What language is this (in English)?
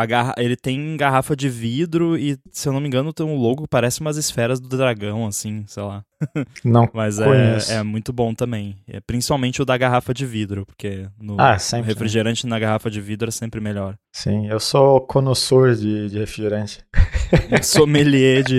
Portuguese